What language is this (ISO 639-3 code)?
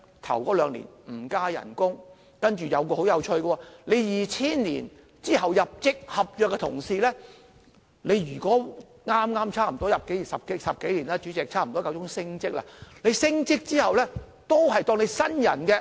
yue